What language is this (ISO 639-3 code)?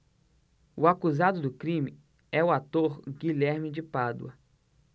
por